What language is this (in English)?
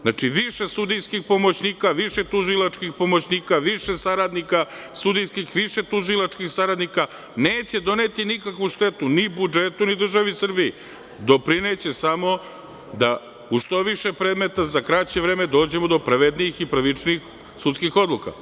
Serbian